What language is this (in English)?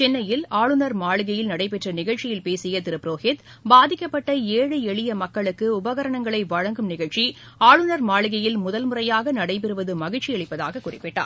Tamil